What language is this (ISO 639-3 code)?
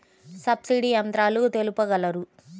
tel